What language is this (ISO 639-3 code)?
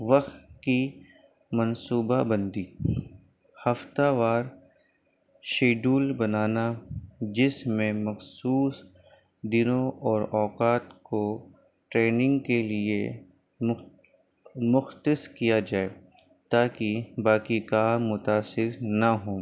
urd